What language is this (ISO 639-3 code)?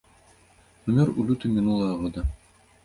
bel